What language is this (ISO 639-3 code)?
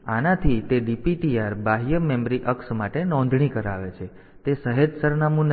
guj